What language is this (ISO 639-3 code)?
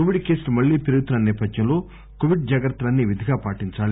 tel